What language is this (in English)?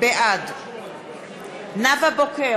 Hebrew